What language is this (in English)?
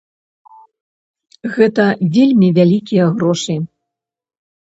Belarusian